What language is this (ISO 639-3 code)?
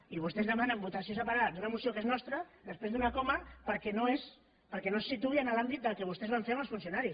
cat